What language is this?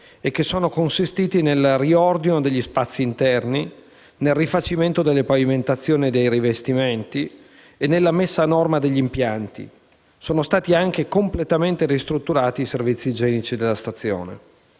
Italian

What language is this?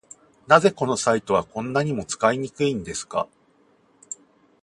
Japanese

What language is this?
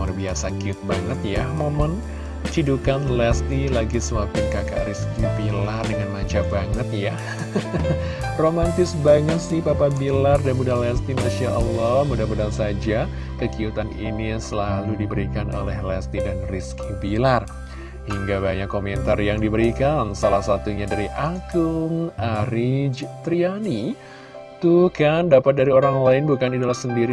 Indonesian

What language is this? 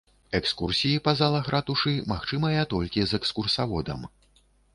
Belarusian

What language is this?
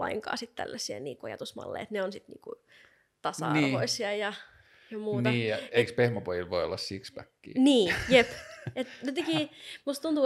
Finnish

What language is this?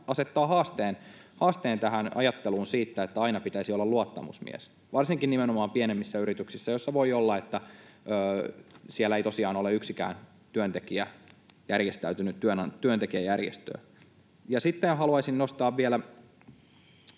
Finnish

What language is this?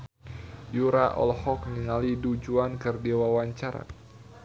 Sundanese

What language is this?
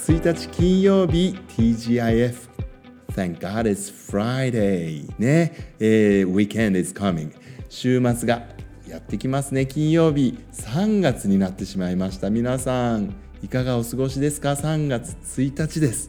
Japanese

